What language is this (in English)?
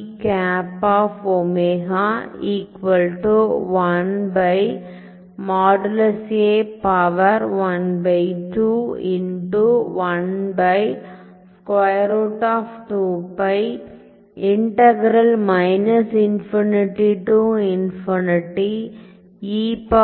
Tamil